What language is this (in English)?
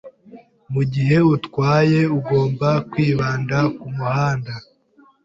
Kinyarwanda